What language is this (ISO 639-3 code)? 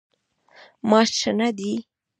pus